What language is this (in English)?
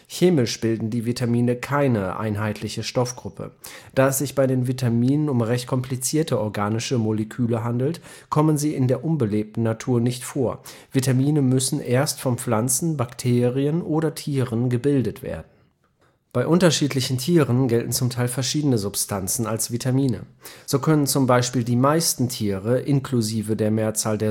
German